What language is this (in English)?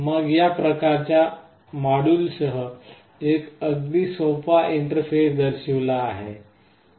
Marathi